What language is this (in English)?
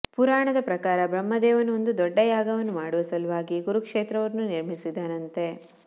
Kannada